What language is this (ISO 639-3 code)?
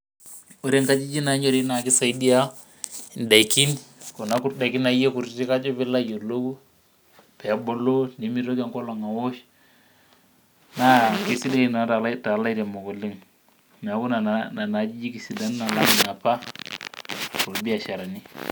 mas